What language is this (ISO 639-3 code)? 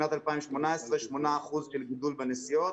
heb